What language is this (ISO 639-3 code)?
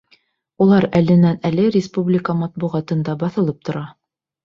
bak